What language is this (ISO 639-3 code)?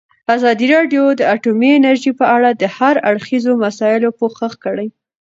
pus